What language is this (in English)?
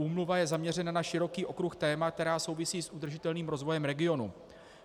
Czech